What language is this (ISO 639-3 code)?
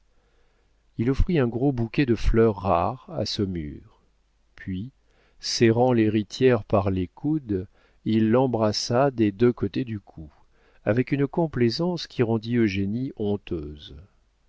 fra